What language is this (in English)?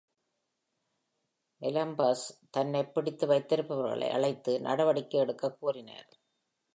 Tamil